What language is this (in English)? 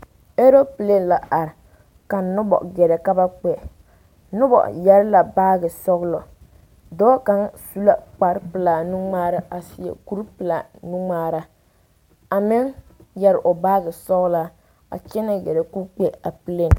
Southern Dagaare